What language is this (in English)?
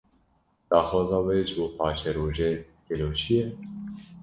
Kurdish